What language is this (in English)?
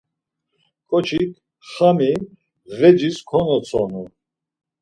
Laz